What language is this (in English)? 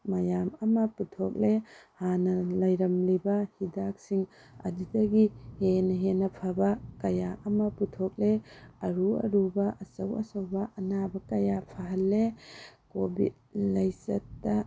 Manipuri